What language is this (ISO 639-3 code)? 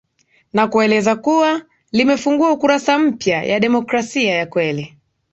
swa